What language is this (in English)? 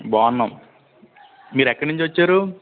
Telugu